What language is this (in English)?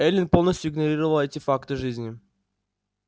Russian